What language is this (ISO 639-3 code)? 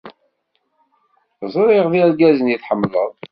kab